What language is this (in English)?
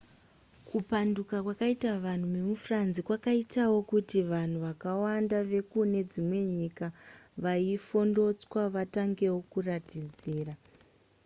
Shona